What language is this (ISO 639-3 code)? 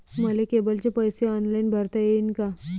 mar